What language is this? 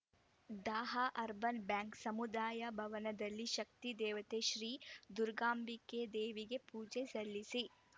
Kannada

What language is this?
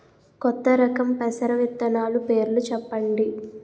Telugu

